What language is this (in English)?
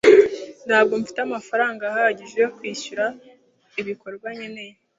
Kinyarwanda